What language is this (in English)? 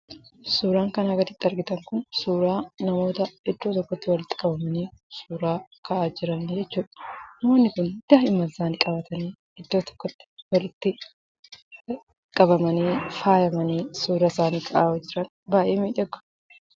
Oromo